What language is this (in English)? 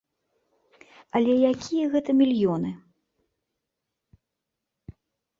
Belarusian